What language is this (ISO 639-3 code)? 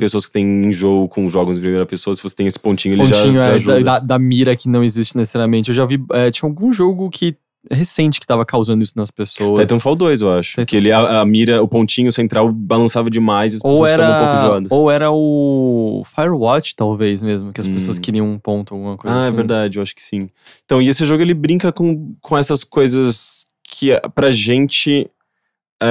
por